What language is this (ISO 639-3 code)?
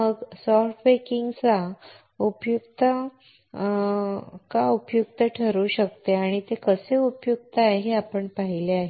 mar